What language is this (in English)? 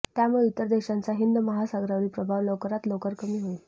Marathi